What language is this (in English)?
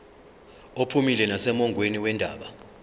Zulu